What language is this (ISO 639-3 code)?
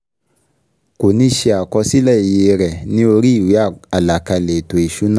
yor